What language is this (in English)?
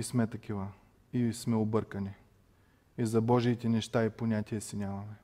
Bulgarian